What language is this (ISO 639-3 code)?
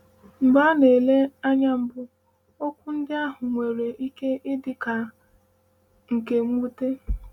ibo